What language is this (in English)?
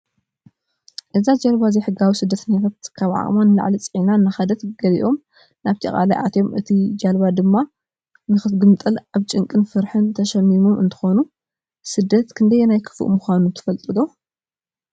Tigrinya